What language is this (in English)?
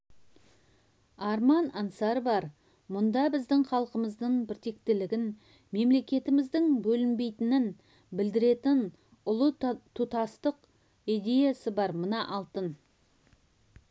Kazakh